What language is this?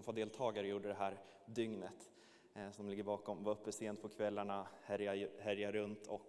Swedish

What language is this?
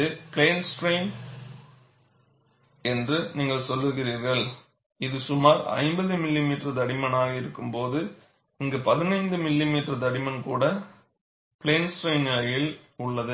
Tamil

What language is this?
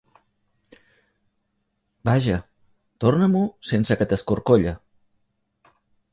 Catalan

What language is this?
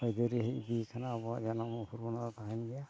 Santali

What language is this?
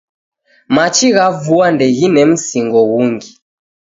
Taita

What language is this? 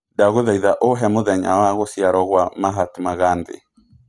Kikuyu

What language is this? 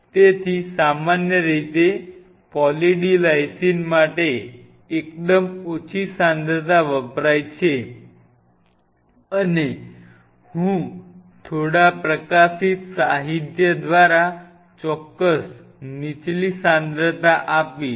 Gujarati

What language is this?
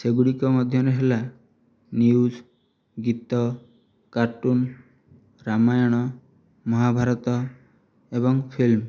Odia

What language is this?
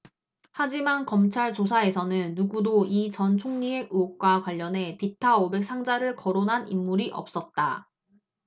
Korean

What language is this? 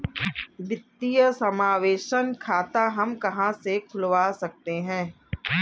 Hindi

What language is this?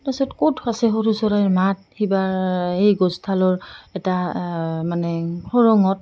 Assamese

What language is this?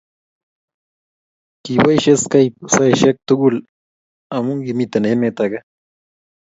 Kalenjin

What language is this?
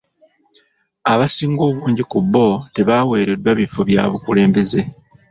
Ganda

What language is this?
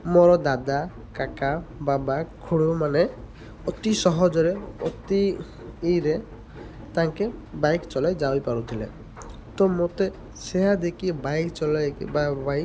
Odia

